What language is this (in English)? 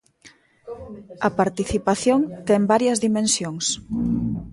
Galician